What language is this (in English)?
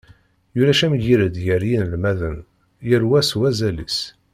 Kabyle